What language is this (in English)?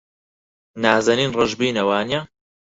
Central Kurdish